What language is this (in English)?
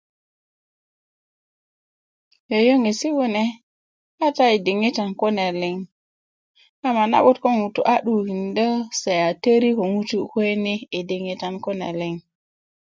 Kuku